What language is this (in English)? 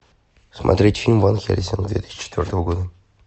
Russian